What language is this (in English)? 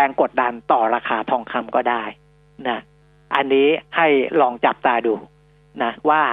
Thai